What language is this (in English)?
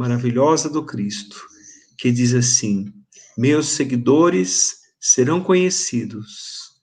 Portuguese